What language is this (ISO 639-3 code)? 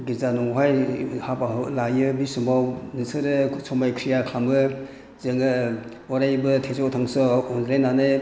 brx